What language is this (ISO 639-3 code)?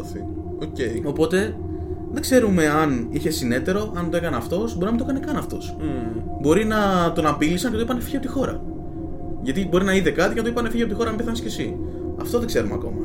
ell